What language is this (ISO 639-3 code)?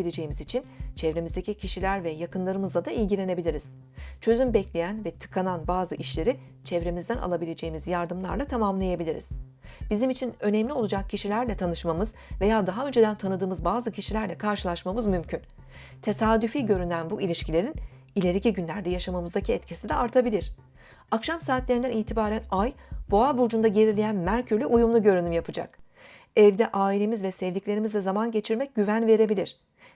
tur